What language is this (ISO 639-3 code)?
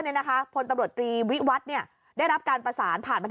tha